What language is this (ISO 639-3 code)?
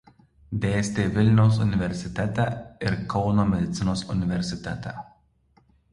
lit